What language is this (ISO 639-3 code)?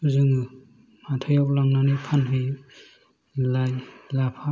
brx